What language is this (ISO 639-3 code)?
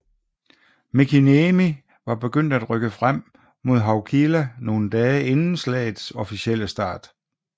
dan